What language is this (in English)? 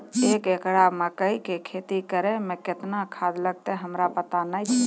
Maithili